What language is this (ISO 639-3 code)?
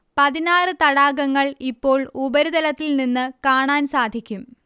mal